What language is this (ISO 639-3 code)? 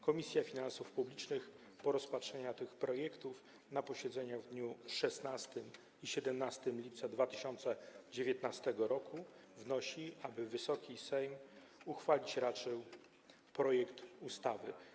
pol